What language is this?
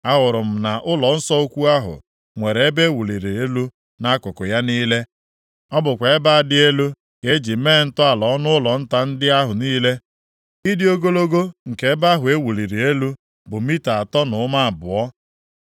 Igbo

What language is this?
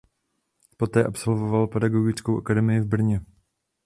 Czech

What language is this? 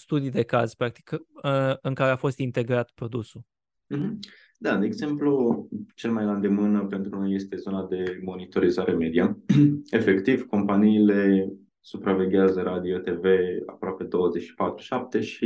Romanian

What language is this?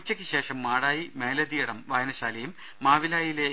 Malayalam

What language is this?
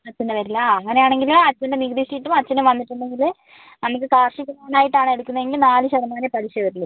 Malayalam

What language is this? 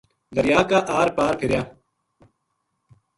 Gujari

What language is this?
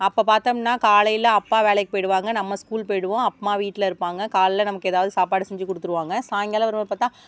Tamil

